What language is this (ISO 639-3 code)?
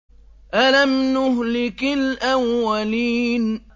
ara